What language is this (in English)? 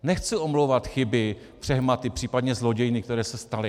Czech